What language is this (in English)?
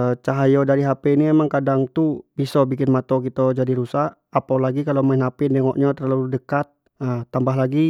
Jambi Malay